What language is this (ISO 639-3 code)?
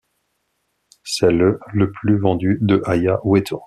fra